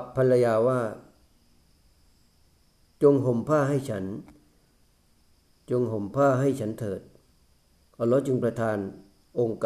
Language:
Thai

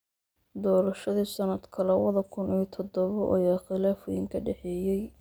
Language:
Somali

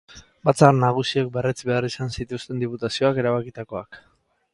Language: Basque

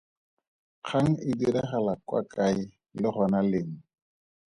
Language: Tswana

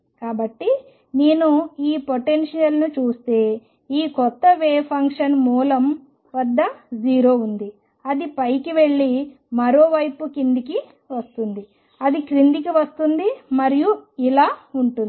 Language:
Telugu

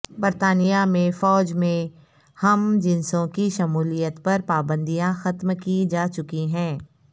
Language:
Urdu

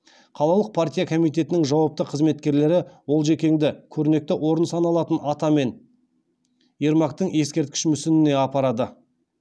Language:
Kazakh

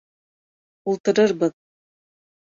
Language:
Bashkir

